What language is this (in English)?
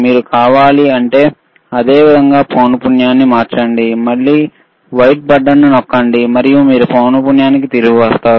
Telugu